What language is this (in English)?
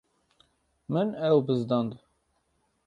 Kurdish